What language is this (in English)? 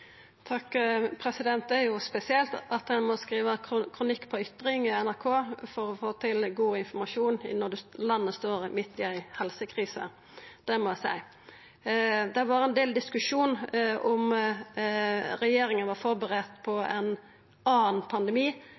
Norwegian Nynorsk